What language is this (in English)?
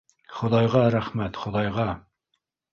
Bashkir